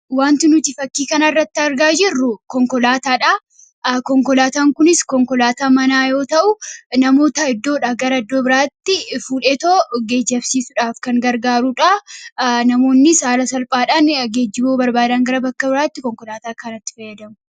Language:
Oromo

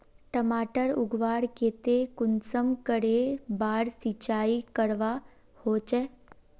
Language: Magahi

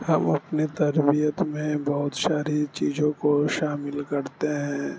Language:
Urdu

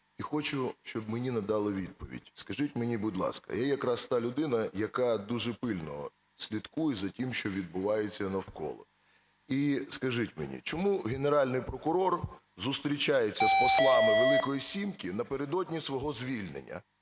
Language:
Ukrainian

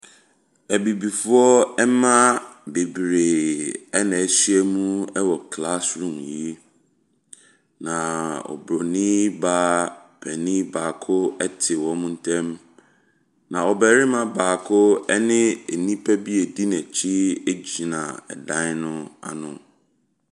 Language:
Akan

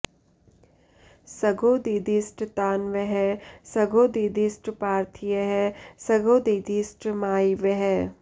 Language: Sanskrit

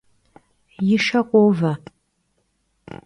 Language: Kabardian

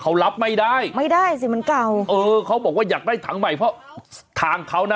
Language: Thai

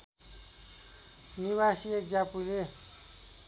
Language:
Nepali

